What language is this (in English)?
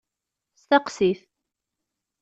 Kabyle